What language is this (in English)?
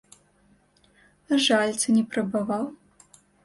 Belarusian